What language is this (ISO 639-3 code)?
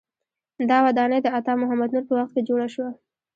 pus